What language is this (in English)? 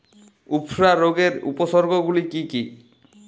Bangla